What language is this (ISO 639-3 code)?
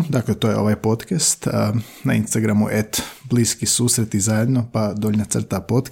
hrv